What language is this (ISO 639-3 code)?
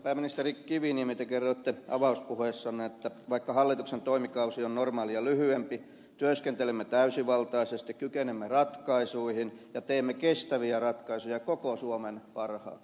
fin